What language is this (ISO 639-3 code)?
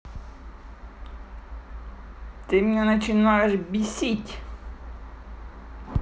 rus